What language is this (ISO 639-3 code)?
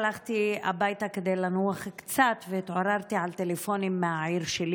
heb